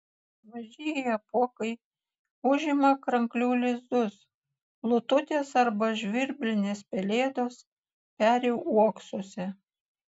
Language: Lithuanian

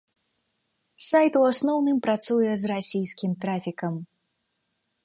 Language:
Belarusian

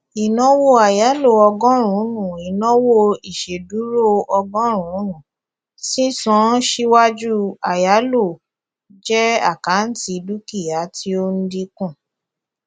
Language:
Yoruba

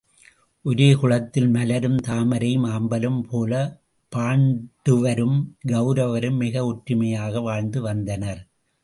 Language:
Tamil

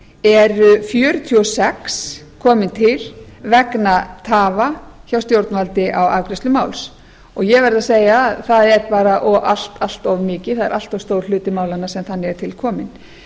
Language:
Icelandic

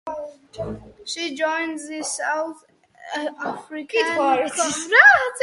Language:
English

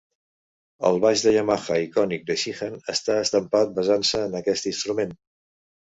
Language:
Catalan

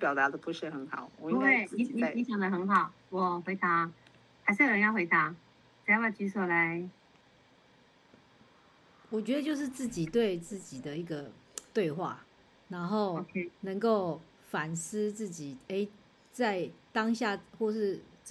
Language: Chinese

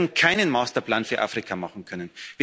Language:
German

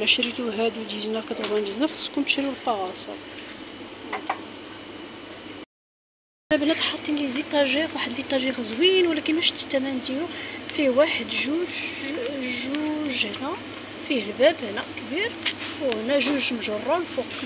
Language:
Arabic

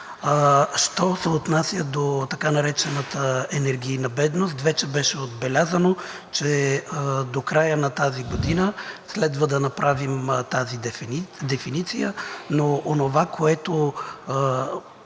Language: Bulgarian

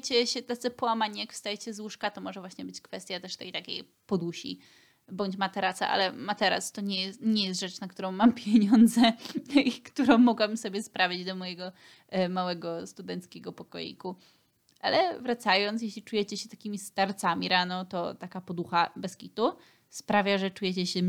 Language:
Polish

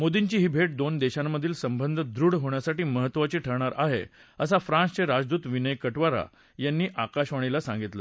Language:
Marathi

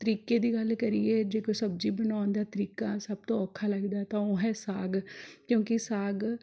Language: Punjabi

